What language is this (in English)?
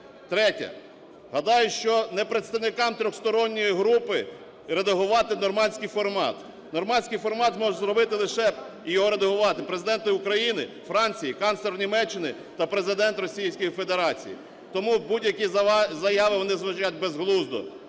Ukrainian